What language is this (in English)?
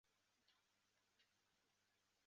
Chinese